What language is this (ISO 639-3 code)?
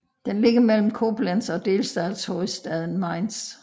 dan